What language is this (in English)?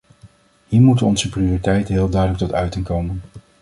Dutch